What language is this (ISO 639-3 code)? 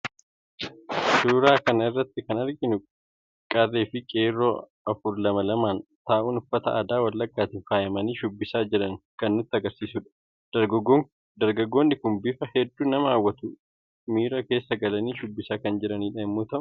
orm